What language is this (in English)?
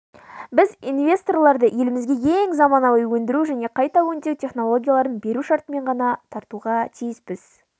Kazakh